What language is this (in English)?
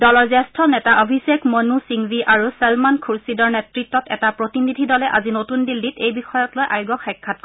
Assamese